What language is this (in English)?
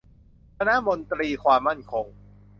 Thai